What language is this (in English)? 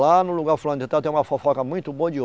Portuguese